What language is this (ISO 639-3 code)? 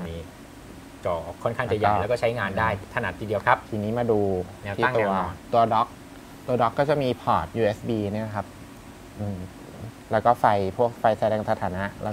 tha